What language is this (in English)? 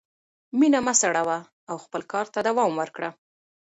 Pashto